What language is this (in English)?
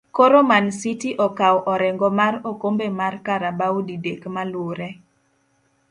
Luo (Kenya and Tanzania)